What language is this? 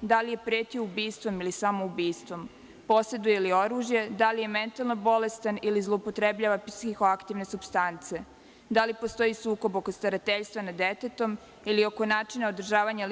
Serbian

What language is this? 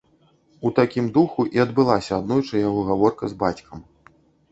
Belarusian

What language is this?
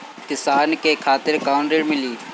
Bhojpuri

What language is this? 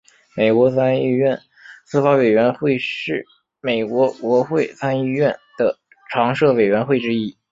Chinese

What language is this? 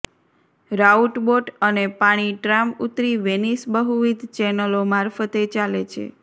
Gujarati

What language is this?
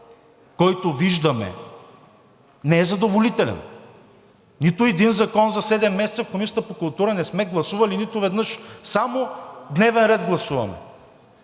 Bulgarian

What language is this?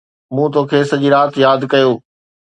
Sindhi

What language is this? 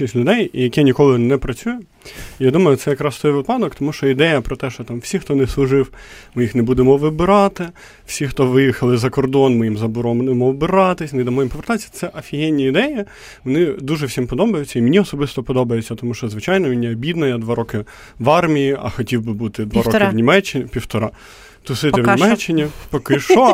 Ukrainian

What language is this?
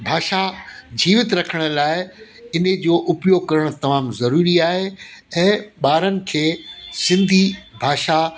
Sindhi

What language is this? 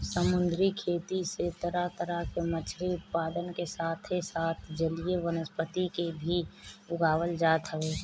Bhojpuri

